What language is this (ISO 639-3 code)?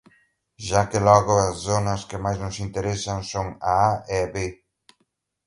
glg